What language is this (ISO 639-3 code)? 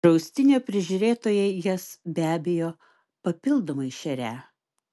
lit